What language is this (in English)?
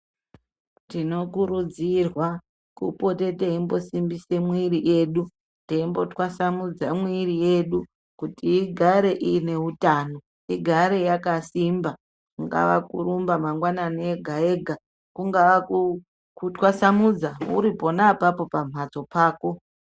Ndau